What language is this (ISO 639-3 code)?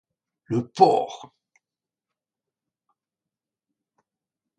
fra